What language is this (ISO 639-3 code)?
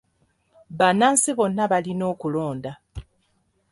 lug